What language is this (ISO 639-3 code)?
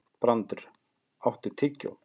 isl